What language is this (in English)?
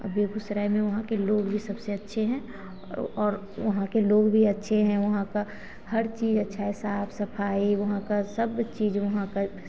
Hindi